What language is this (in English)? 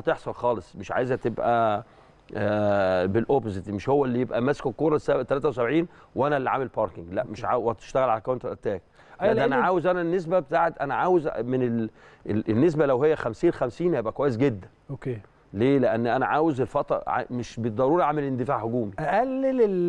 Arabic